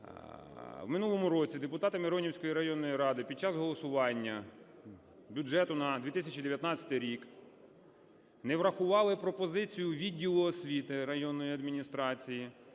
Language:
Ukrainian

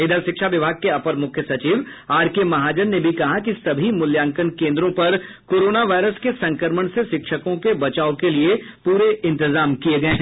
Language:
Hindi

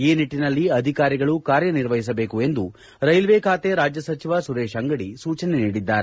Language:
Kannada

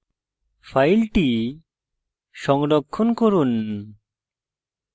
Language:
Bangla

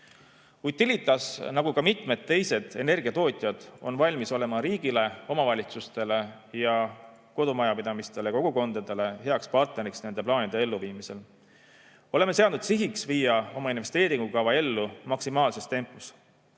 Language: Estonian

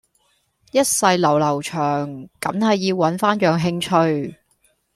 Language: Cantonese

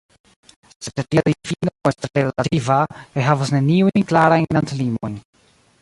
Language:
Esperanto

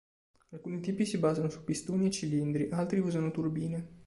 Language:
Italian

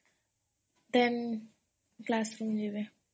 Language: Odia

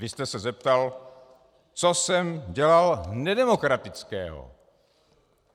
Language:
Czech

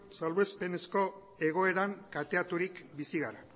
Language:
Basque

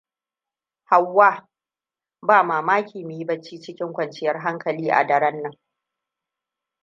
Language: Hausa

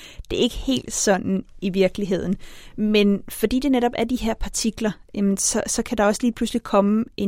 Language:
Danish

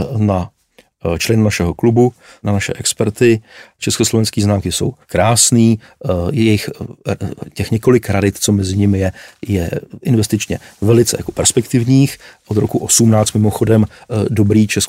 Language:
Czech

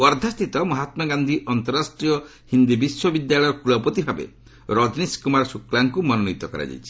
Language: Odia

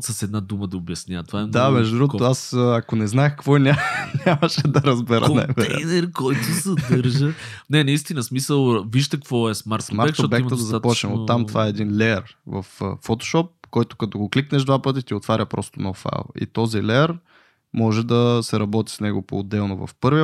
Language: Bulgarian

